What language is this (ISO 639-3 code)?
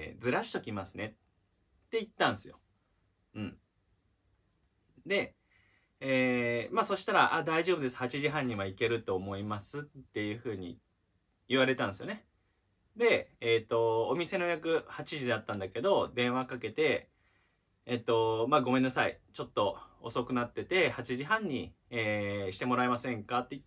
jpn